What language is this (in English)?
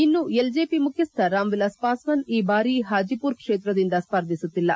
Kannada